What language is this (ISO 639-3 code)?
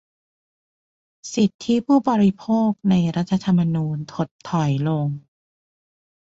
tha